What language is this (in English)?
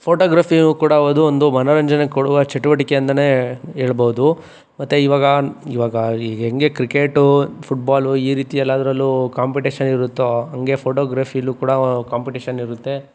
Kannada